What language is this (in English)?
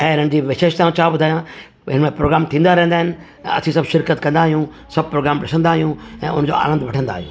Sindhi